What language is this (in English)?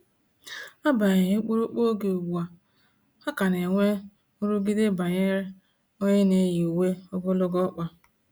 Igbo